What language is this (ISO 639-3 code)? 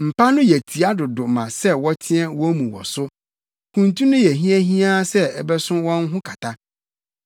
aka